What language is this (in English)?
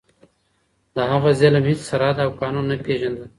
Pashto